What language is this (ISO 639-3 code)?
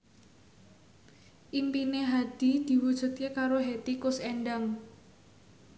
jav